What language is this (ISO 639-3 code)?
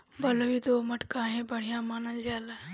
bho